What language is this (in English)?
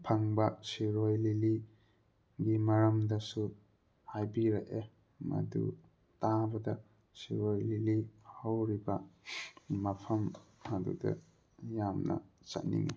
Manipuri